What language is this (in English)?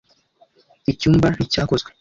Kinyarwanda